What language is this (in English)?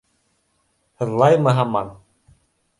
Bashkir